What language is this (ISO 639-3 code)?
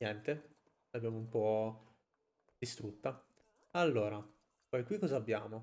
ita